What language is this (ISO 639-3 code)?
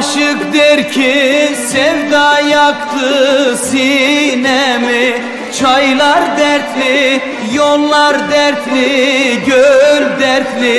tur